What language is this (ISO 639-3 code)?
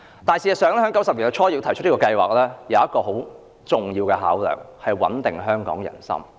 yue